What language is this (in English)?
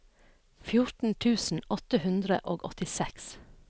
Norwegian